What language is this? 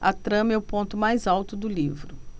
Portuguese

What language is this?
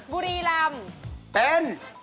Thai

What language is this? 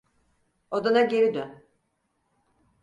Turkish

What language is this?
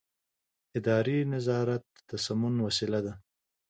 Pashto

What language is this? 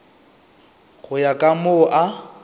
Northern Sotho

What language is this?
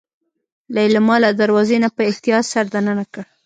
Pashto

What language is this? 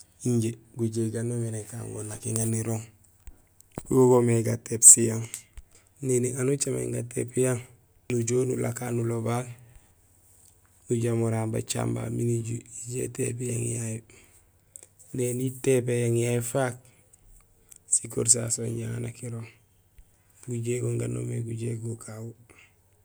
Gusilay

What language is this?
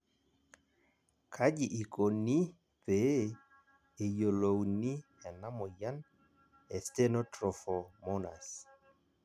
Masai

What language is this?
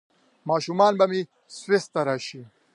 Pashto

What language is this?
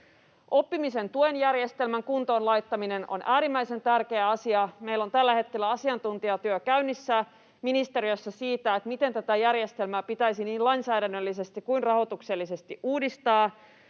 Finnish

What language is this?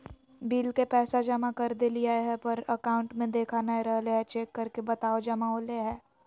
Magahi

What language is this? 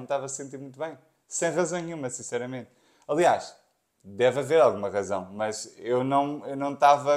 Portuguese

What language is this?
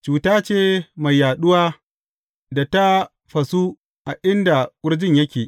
Hausa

